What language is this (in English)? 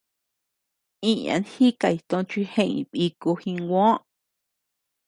Tepeuxila Cuicatec